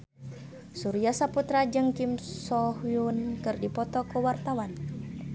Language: Sundanese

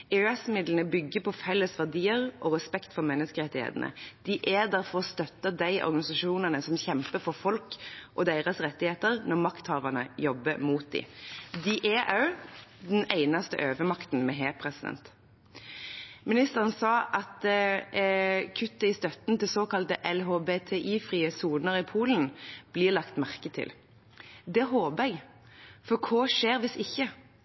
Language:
Norwegian Bokmål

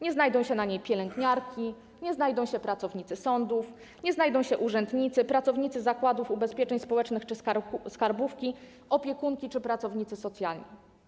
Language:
Polish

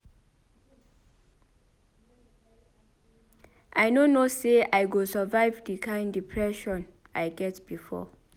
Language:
Nigerian Pidgin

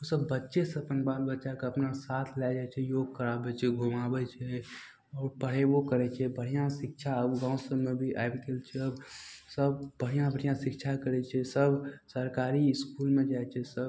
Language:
Maithili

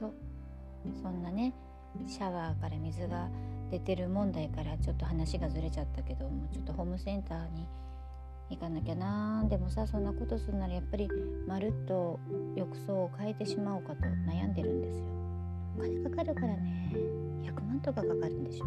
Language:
Japanese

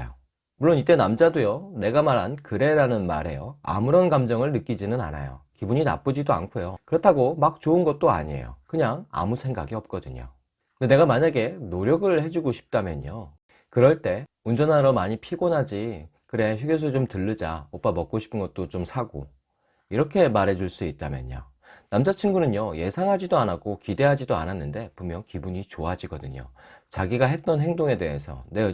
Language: Korean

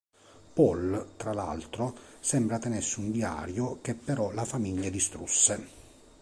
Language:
Italian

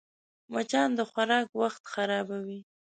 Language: Pashto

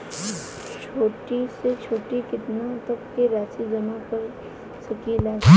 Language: Bhojpuri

